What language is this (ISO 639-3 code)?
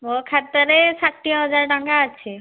ori